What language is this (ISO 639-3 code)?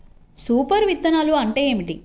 tel